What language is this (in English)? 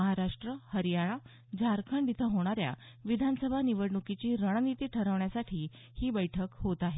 Marathi